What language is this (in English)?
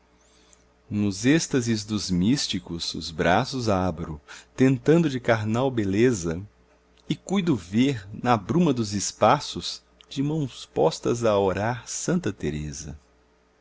Portuguese